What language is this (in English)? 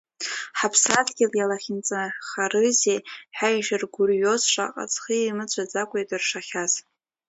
Abkhazian